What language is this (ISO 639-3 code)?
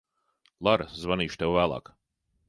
lav